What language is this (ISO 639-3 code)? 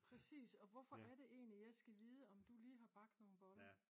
dan